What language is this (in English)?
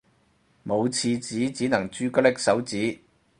Cantonese